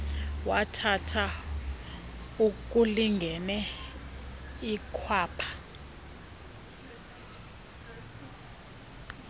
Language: Xhosa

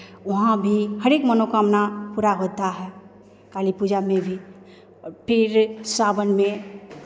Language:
Hindi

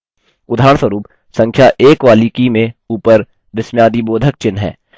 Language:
Hindi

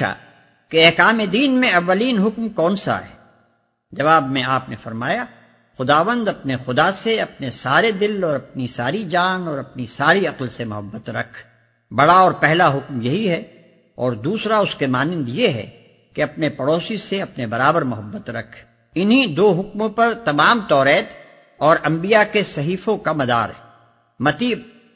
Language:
Urdu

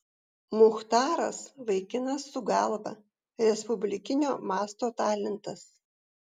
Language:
Lithuanian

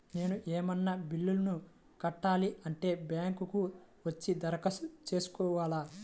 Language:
Telugu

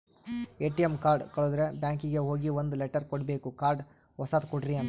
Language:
Kannada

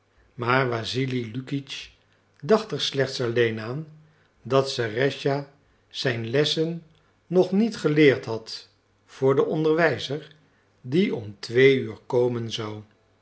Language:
Dutch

